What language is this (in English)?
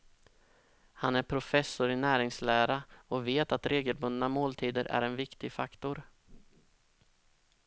Swedish